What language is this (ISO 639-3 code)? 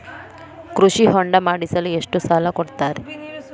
kan